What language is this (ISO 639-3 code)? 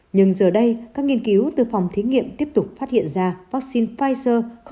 vie